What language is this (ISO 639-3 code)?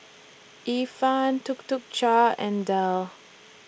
eng